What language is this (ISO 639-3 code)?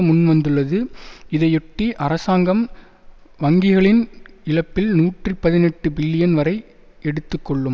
tam